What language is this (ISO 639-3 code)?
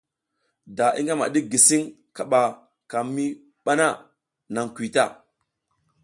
giz